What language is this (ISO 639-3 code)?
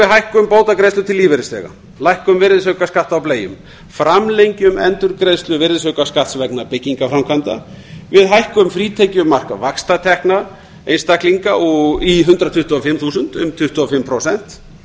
isl